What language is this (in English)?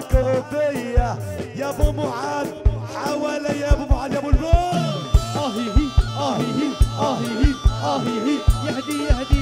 Arabic